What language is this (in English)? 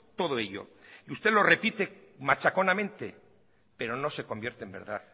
Spanish